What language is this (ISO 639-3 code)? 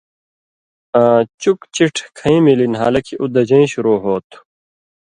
mvy